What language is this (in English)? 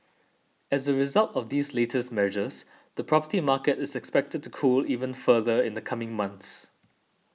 English